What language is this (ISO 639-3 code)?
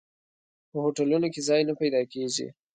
pus